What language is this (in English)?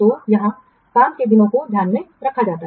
Hindi